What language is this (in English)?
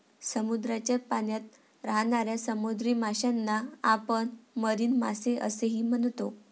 Marathi